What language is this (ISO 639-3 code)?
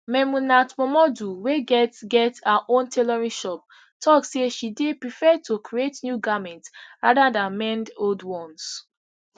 pcm